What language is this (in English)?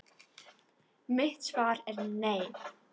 Icelandic